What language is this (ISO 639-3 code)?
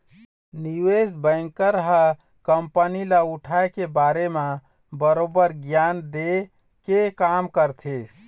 hne